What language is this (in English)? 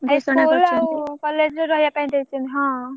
Odia